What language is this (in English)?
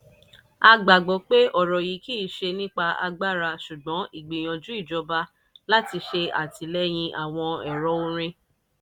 Yoruba